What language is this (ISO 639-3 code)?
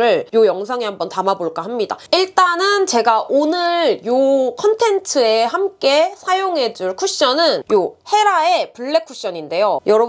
kor